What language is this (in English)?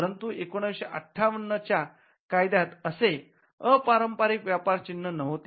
Marathi